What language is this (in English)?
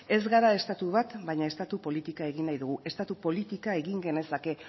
Basque